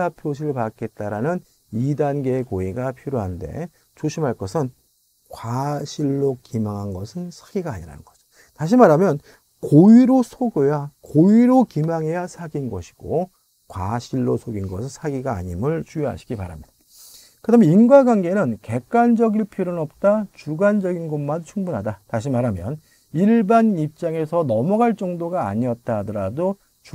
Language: Korean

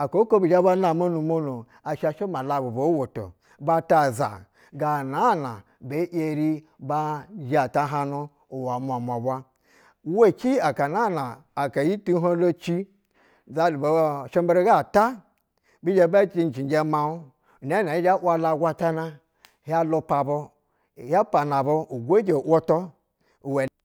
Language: Basa (Nigeria)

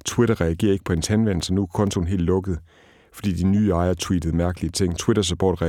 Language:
Danish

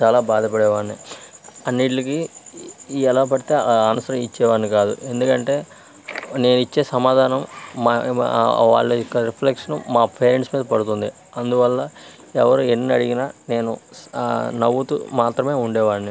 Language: Telugu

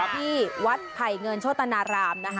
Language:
Thai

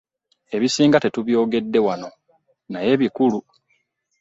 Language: Ganda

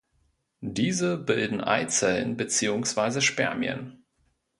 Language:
German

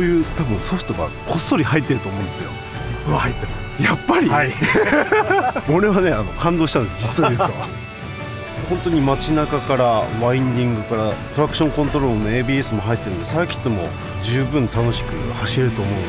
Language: Japanese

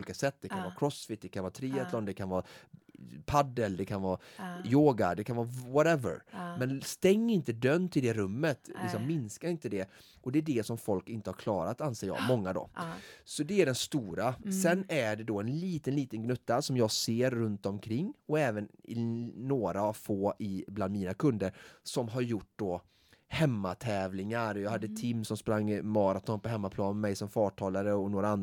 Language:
Swedish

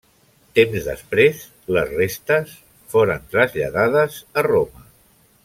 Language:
Catalan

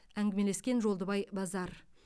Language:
Kazakh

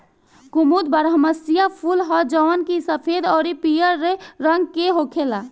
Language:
Bhojpuri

